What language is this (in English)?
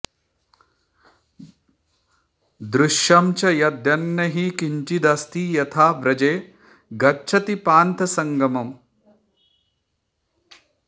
Sanskrit